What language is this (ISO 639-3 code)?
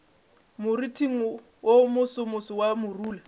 nso